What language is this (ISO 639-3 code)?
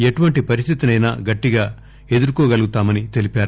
tel